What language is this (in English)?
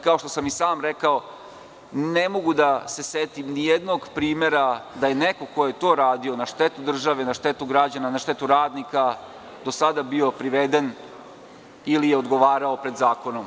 Serbian